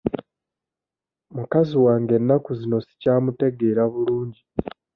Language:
Ganda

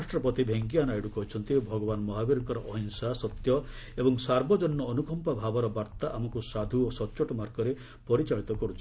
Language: Odia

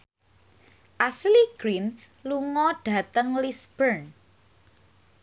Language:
Javanese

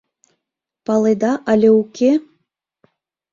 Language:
Mari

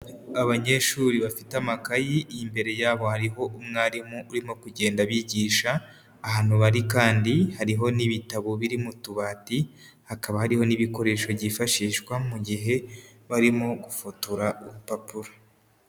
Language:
Kinyarwanda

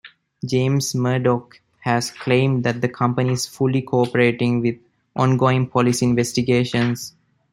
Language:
English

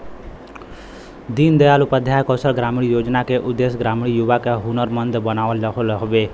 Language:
Bhojpuri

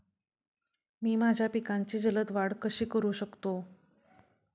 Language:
Marathi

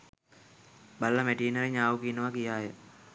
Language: Sinhala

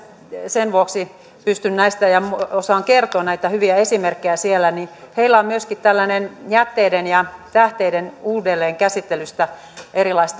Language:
Finnish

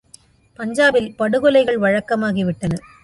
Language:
Tamil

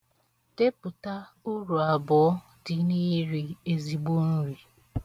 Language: Igbo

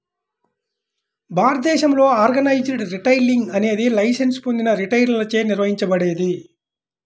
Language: Telugu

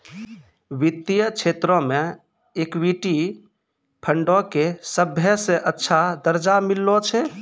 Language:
Maithili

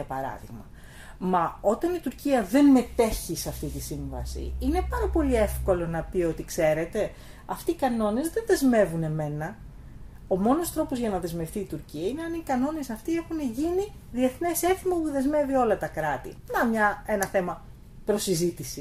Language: Greek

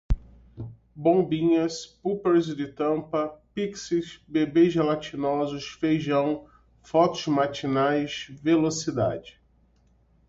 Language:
Portuguese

